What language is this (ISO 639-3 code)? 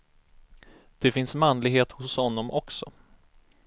swe